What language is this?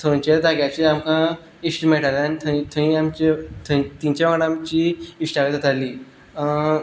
Konkani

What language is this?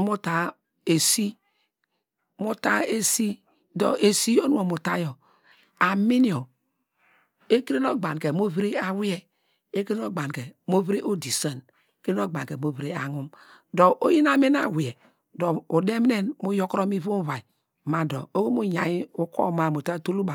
Degema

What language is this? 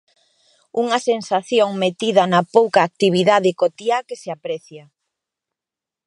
Galician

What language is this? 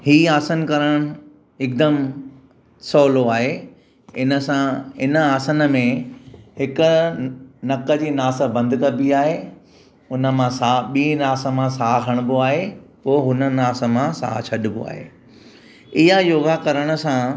Sindhi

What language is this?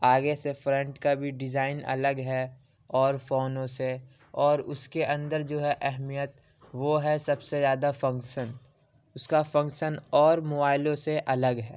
Urdu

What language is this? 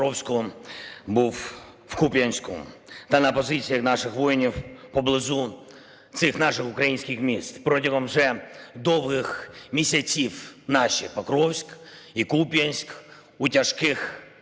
Ukrainian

